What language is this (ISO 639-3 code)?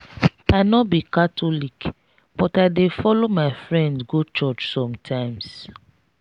pcm